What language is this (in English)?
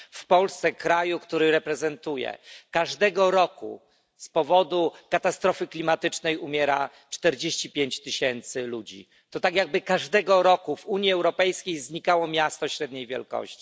Polish